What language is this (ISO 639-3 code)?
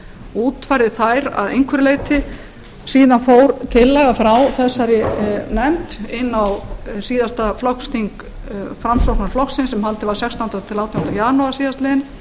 isl